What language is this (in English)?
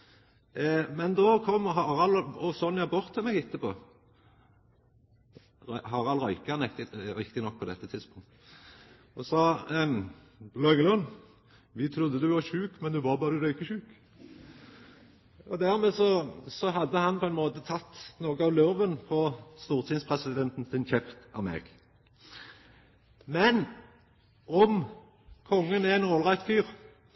Norwegian Nynorsk